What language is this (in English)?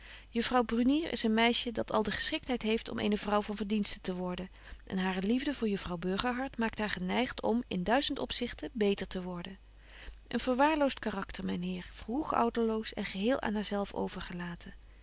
Dutch